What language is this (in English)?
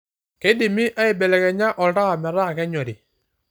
Masai